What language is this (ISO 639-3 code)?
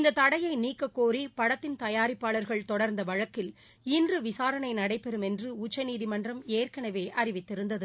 tam